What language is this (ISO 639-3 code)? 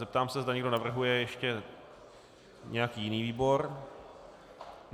ces